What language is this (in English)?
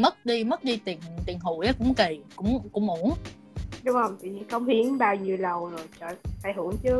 Vietnamese